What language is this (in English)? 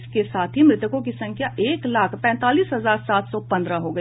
Hindi